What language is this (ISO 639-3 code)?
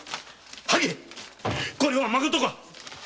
jpn